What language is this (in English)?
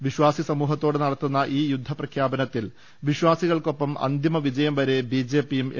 Malayalam